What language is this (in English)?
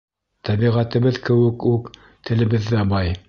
Bashkir